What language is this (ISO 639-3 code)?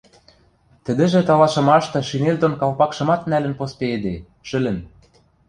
mrj